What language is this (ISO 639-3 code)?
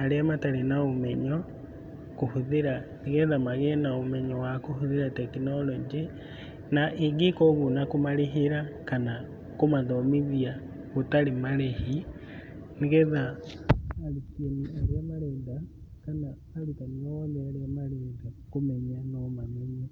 kik